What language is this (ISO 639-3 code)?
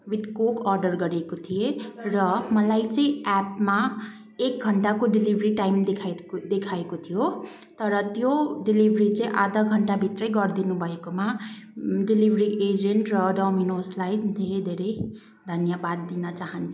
nep